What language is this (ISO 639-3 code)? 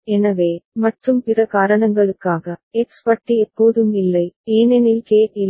tam